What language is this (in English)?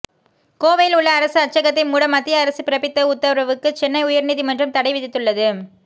Tamil